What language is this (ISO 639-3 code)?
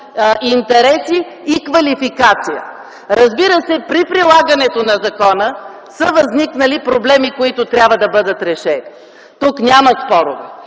bul